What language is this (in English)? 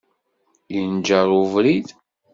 Kabyle